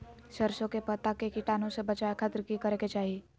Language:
Magahi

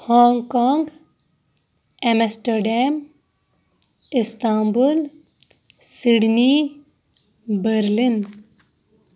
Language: Kashmiri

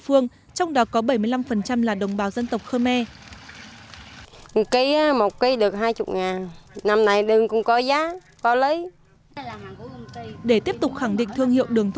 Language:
Vietnamese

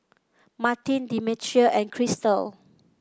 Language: English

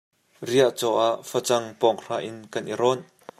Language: Hakha Chin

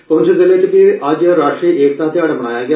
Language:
Dogri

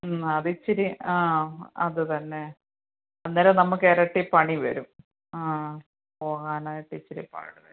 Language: Malayalam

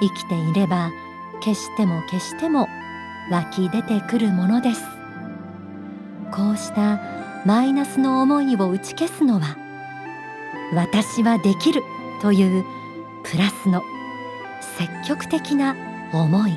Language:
Japanese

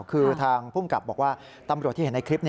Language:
Thai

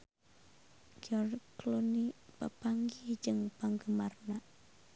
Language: Sundanese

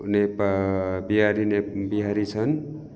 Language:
Nepali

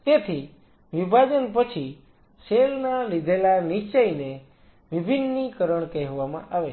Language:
Gujarati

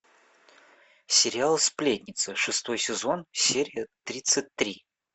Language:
Russian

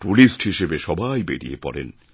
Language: Bangla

